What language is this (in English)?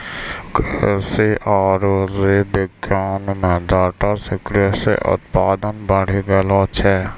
Maithili